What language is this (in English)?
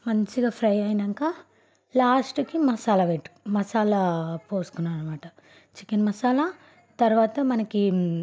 Telugu